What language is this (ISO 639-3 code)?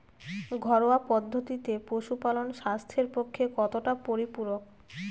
ben